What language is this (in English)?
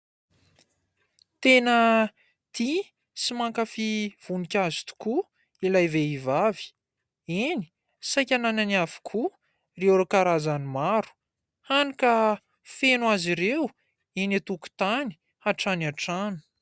Malagasy